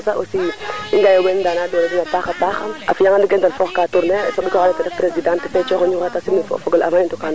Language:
Serer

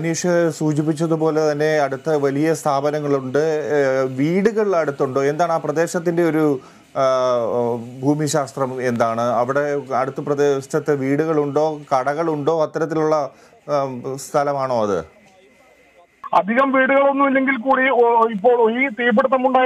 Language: Arabic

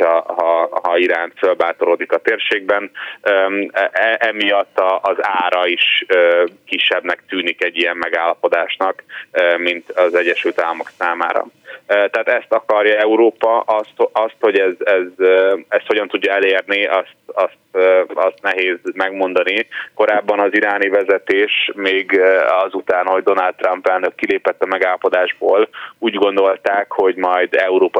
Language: Hungarian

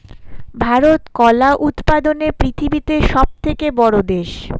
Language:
Bangla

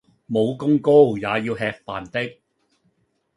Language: Cantonese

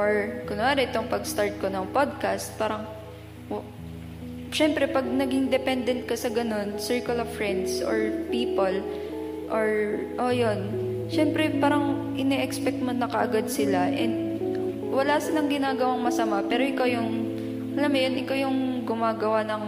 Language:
Filipino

